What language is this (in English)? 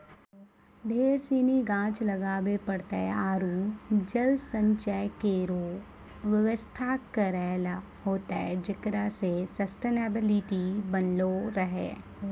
Maithili